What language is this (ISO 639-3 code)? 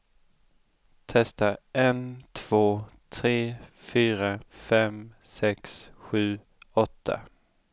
swe